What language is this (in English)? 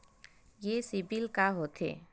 Chhattisgarhi